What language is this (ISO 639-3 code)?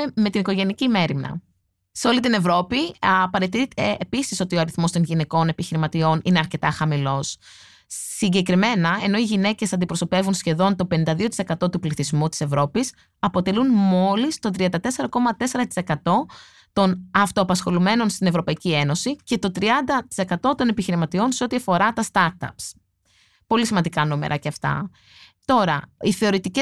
ell